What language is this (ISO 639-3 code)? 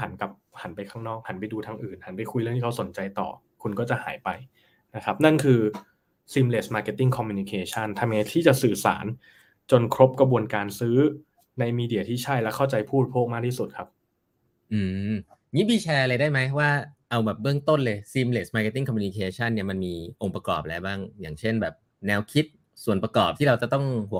tha